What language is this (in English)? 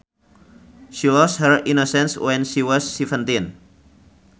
Sundanese